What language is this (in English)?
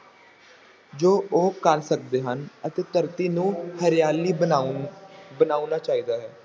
Punjabi